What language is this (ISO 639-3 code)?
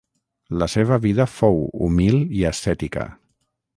cat